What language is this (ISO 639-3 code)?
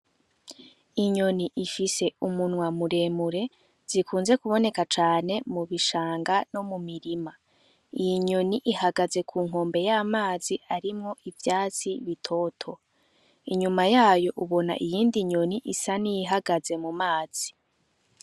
run